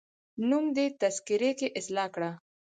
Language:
Pashto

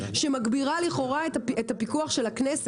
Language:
Hebrew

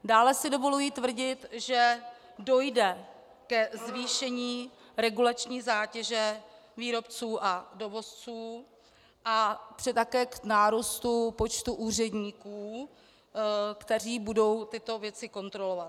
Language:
Czech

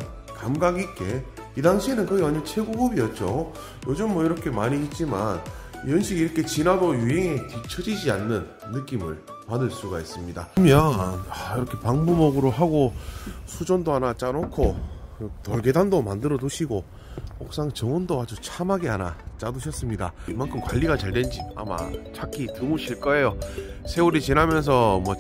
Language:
Korean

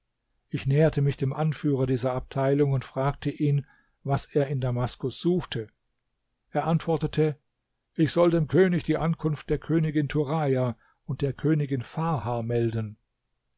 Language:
German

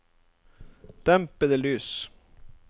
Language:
Norwegian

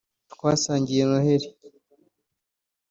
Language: Kinyarwanda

